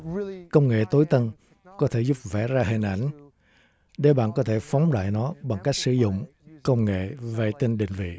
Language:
Vietnamese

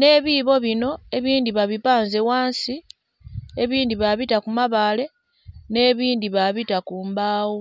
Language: Soga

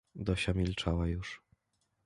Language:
Polish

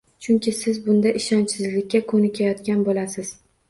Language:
Uzbek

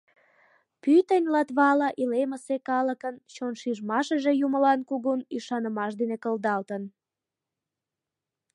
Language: Mari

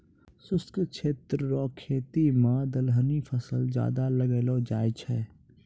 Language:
Maithili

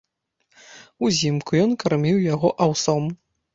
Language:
Belarusian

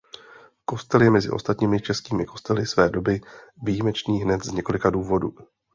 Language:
Czech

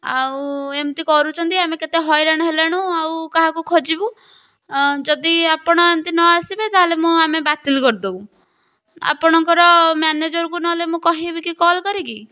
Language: Odia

